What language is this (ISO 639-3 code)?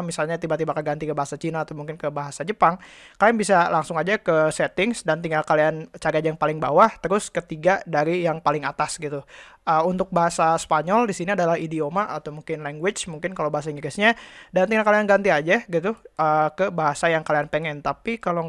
ind